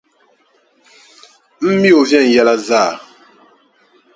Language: Dagbani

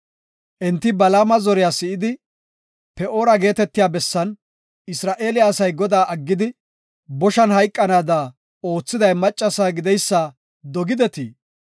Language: Gofa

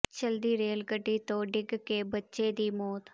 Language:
Punjabi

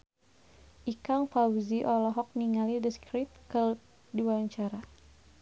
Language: Sundanese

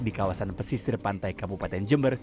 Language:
Indonesian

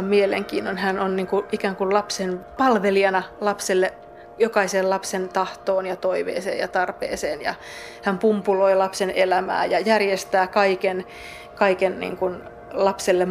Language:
Finnish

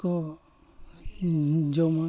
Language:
Santali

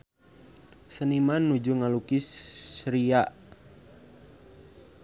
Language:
Sundanese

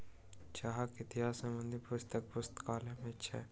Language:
Maithili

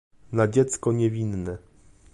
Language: Polish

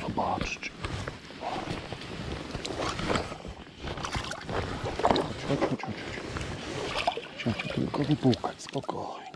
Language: Polish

